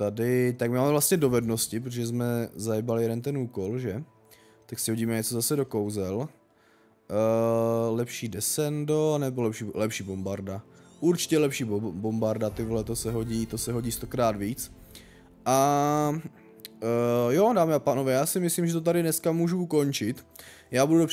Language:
Czech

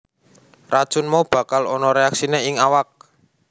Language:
Javanese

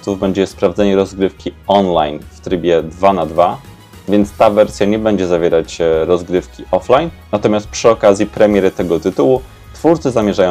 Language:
Polish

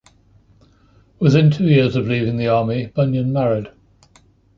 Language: English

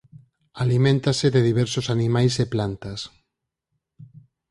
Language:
Galician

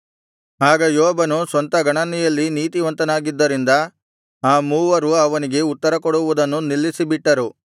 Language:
Kannada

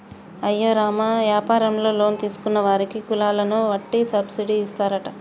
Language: Telugu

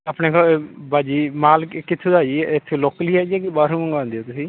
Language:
Punjabi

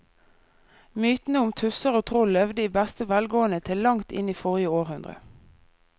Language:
Norwegian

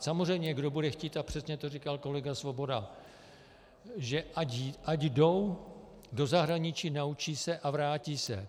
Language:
Czech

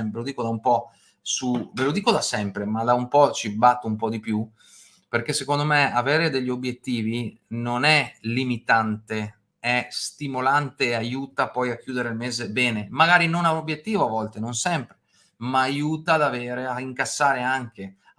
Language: Italian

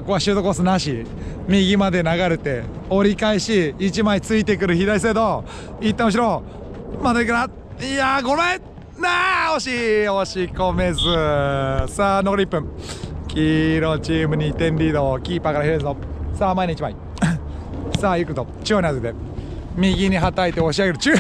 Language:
Japanese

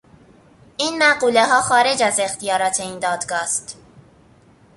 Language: Persian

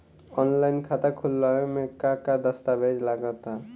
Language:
Bhojpuri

